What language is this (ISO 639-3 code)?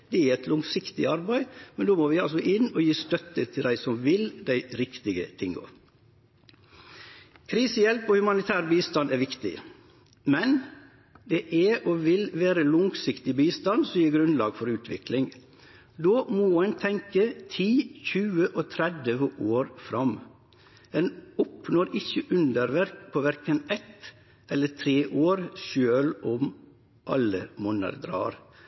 nno